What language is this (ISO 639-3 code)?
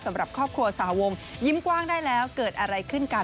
tha